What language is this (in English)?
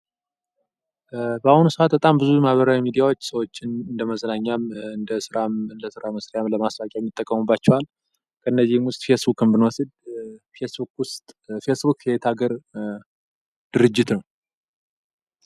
Amharic